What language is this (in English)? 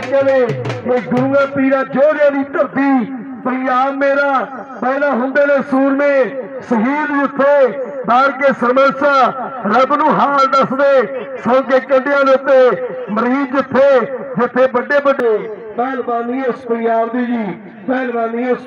Punjabi